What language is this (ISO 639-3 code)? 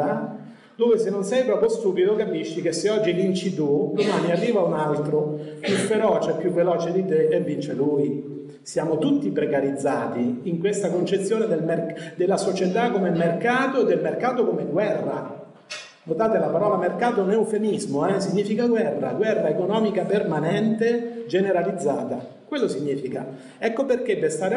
ita